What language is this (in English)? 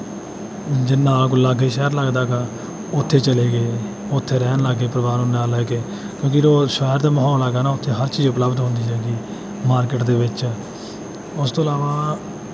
Punjabi